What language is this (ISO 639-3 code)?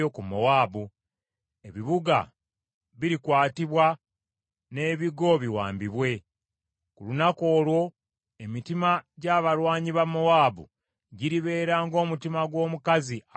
lug